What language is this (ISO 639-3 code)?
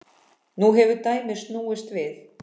isl